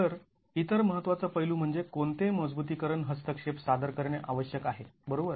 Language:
Marathi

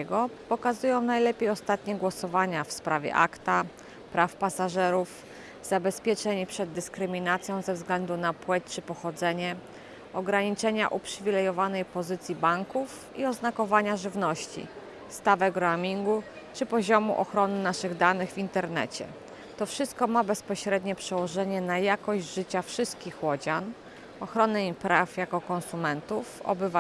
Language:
Polish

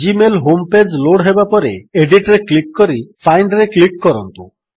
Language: Odia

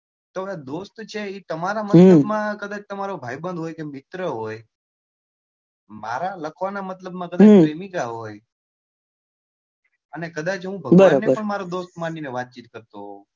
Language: Gujarati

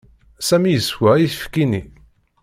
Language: Kabyle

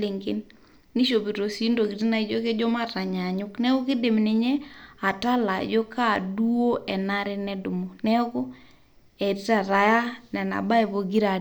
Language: Masai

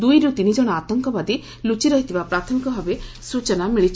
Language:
Odia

